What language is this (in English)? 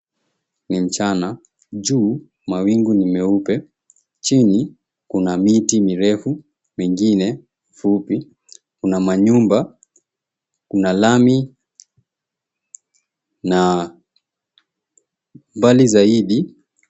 Swahili